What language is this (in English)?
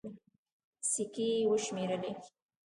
Pashto